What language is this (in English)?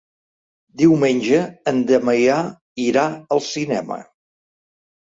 Catalan